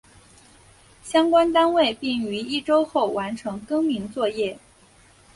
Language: Chinese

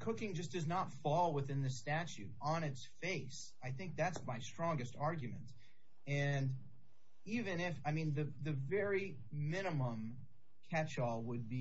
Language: English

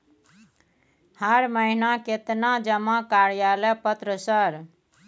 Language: Maithili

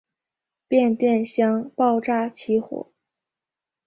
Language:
Chinese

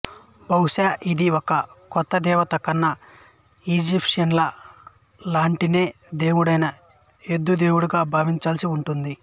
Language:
Telugu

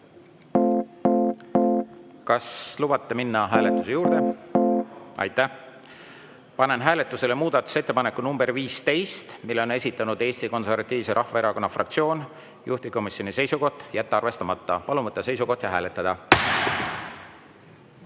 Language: Estonian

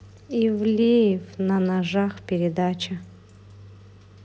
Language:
Russian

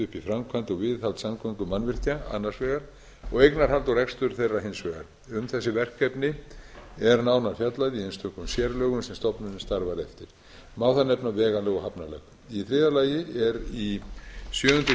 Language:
Icelandic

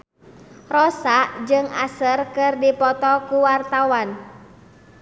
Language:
Sundanese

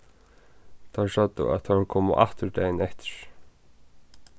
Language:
Faroese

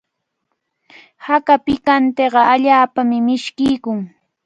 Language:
Cajatambo North Lima Quechua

